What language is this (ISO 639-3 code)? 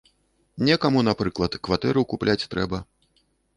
bel